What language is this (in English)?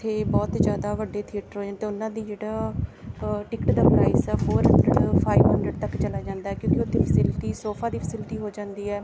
Punjabi